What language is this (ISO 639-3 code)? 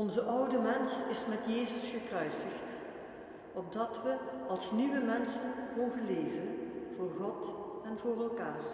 nld